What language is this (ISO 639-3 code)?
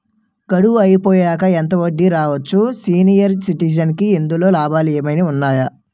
tel